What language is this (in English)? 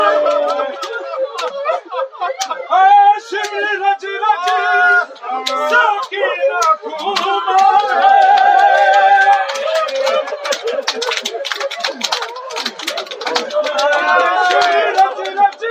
Urdu